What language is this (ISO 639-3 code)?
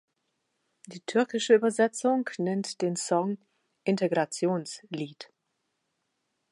deu